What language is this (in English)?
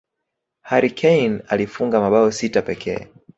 Swahili